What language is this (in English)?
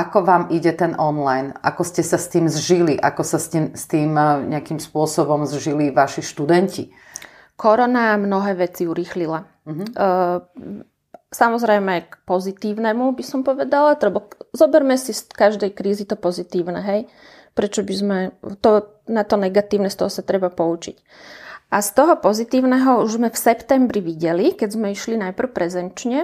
Slovak